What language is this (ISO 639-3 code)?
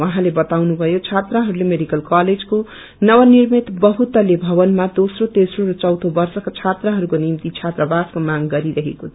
nep